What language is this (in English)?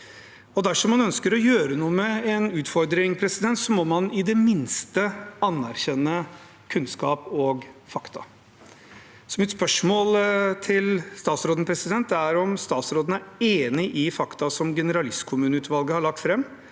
Norwegian